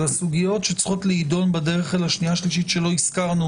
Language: Hebrew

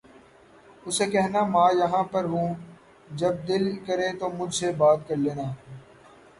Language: Urdu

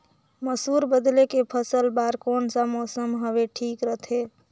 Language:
Chhattisgarhi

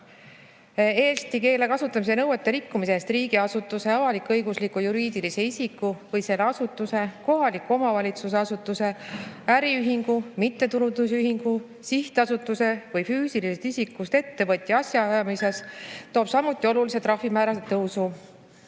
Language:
Estonian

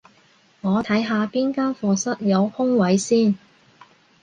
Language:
Cantonese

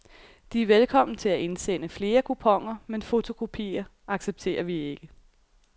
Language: Danish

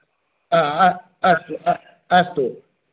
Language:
Sanskrit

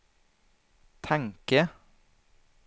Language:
Swedish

